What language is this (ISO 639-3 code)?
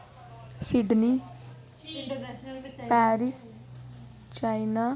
doi